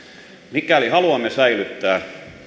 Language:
Finnish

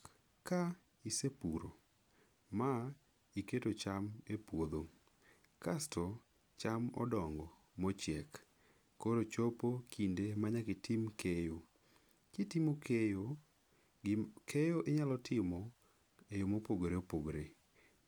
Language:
Luo (Kenya and Tanzania)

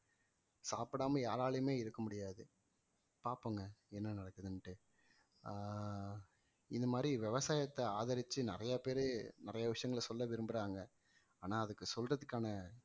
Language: Tamil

